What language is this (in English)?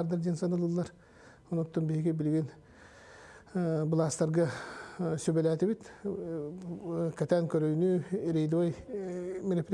Turkish